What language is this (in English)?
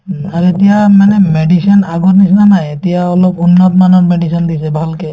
Assamese